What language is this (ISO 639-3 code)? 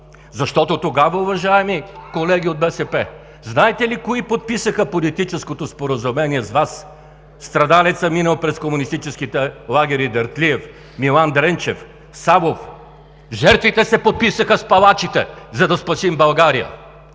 bul